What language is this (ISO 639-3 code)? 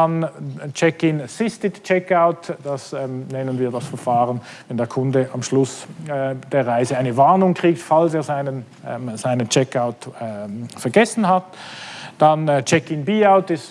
deu